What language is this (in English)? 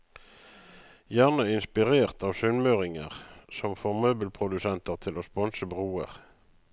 Norwegian